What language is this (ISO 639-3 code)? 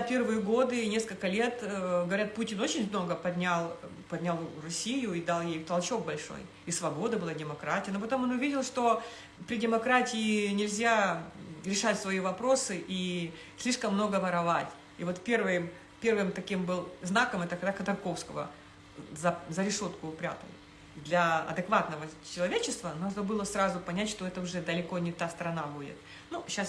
rus